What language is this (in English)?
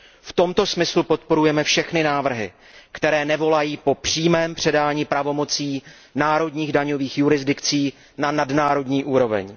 Czech